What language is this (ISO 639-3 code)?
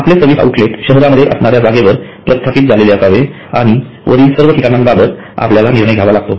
mar